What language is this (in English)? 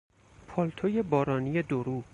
Persian